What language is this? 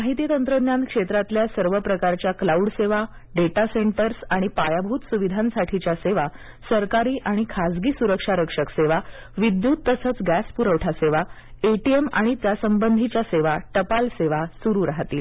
Marathi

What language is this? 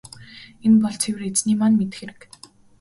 Mongolian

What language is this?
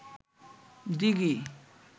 Bangla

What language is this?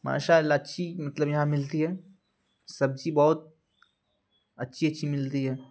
Urdu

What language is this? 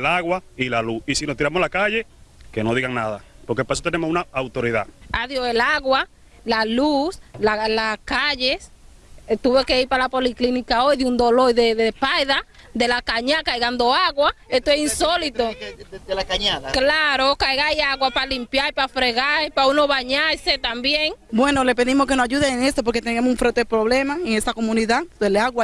Spanish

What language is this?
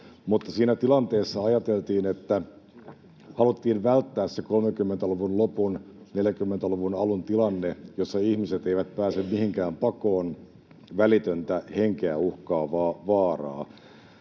Finnish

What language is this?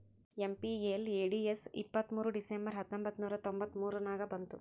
Kannada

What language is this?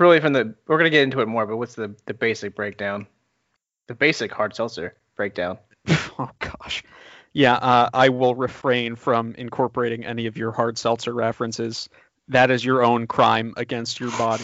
English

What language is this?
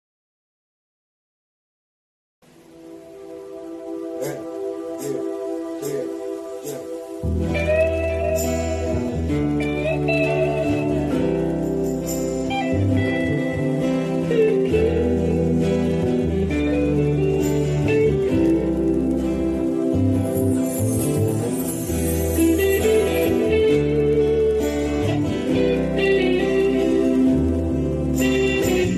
Greek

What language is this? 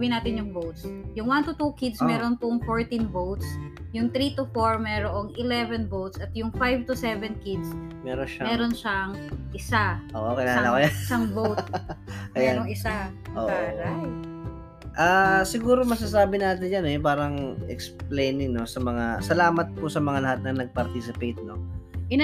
Filipino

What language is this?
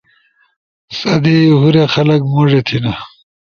Ushojo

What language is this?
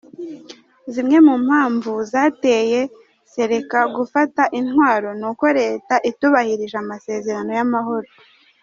Kinyarwanda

